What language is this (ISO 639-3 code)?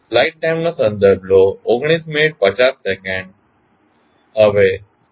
guj